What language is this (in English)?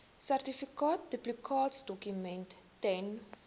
Afrikaans